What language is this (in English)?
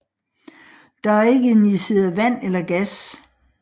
Danish